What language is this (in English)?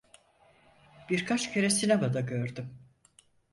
Turkish